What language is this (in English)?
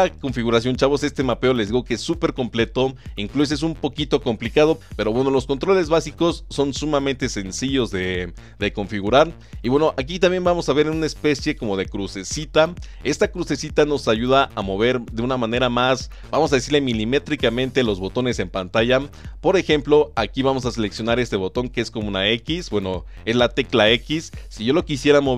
Spanish